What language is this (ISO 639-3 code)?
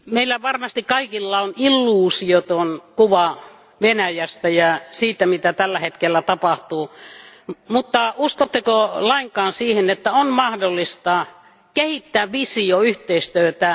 fin